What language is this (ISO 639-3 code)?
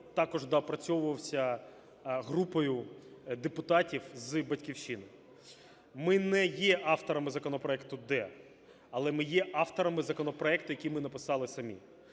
ukr